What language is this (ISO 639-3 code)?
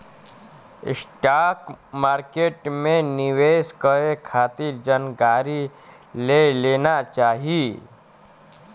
bho